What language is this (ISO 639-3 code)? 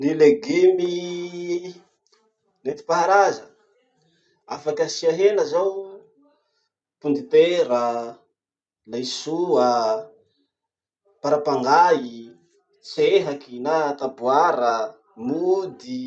msh